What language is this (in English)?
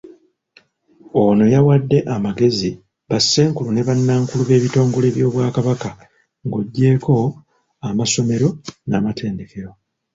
Ganda